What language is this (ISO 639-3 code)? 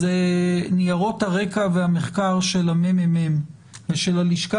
heb